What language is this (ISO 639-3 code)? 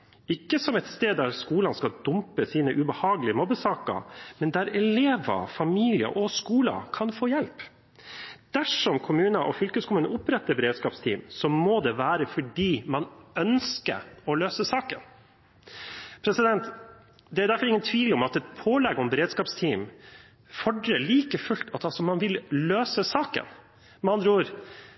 nob